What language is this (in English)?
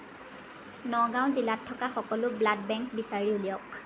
Assamese